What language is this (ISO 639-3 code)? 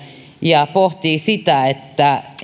fin